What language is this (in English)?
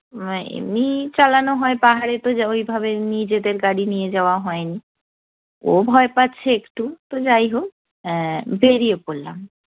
Bangla